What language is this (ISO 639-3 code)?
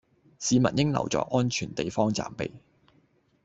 yue